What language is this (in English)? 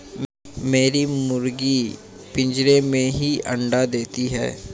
Hindi